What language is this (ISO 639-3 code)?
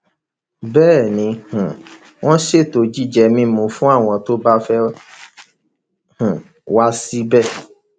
yor